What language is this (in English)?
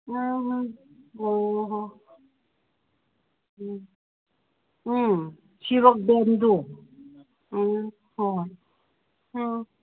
Manipuri